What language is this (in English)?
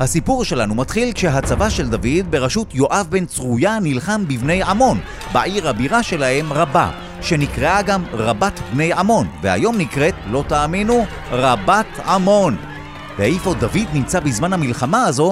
Hebrew